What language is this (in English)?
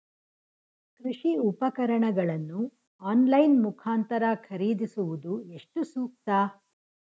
Kannada